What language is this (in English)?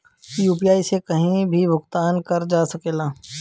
Bhojpuri